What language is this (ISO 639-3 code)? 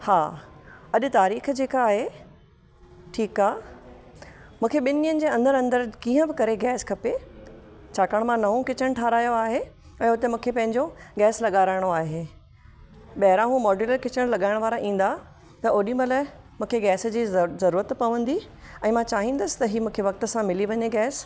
snd